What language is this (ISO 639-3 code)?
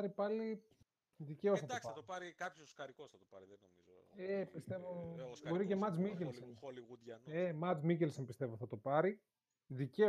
ell